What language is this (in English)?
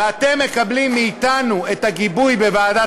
Hebrew